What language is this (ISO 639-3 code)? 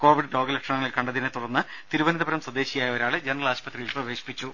mal